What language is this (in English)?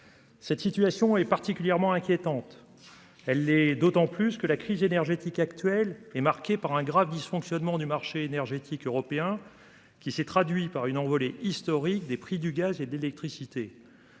French